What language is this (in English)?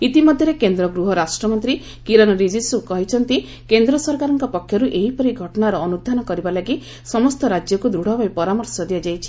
Odia